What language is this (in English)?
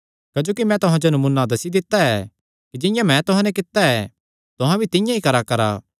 Kangri